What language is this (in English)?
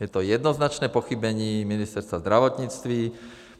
Czech